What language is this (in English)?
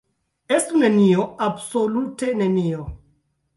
Esperanto